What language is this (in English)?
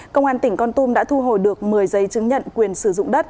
Vietnamese